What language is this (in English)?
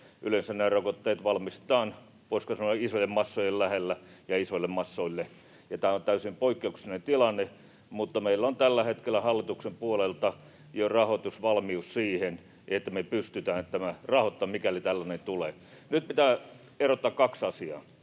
Finnish